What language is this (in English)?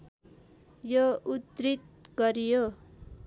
Nepali